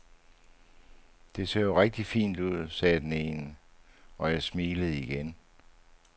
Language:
Danish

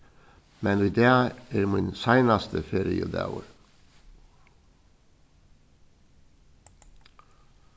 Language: Faroese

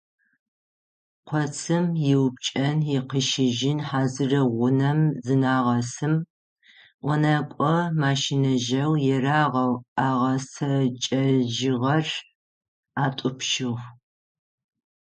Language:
Adyghe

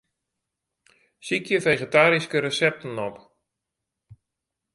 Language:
Western Frisian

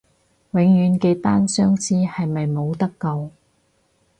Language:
Cantonese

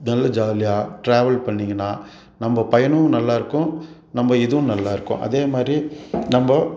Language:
Tamil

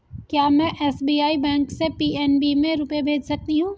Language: Hindi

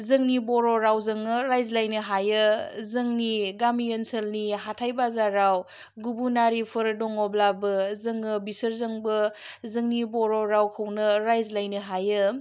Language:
Bodo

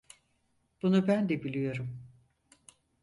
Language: Turkish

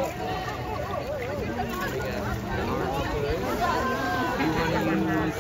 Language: English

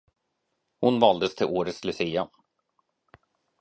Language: Swedish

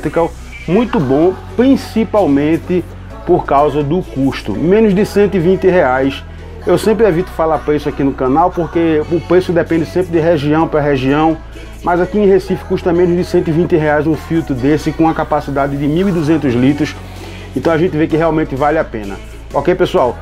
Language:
Portuguese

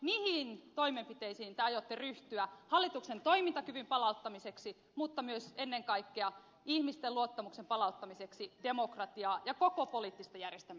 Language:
Finnish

